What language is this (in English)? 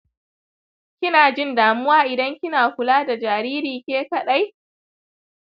Hausa